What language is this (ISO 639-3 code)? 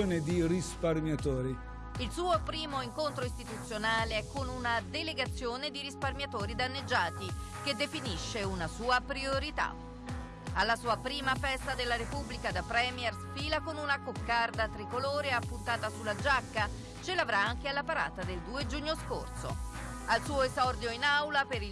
ita